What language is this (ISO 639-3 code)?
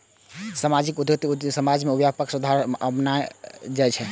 mai